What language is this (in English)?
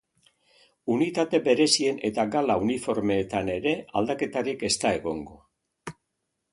Basque